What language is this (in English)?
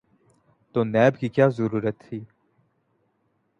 Urdu